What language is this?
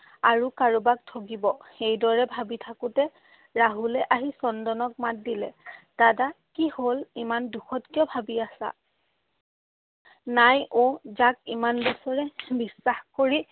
Assamese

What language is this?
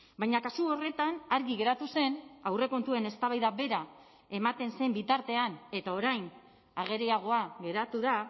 Basque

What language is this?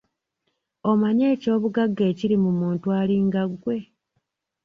Ganda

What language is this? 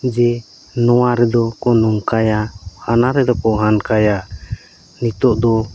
Santali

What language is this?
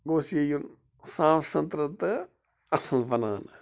Kashmiri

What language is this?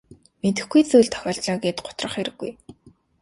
Mongolian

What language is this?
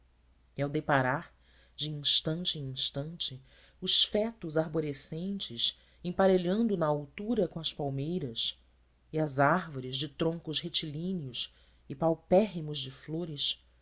Portuguese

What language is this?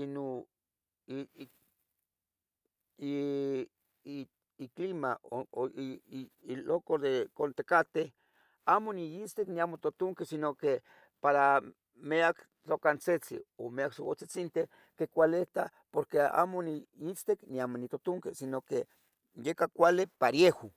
Tetelcingo Nahuatl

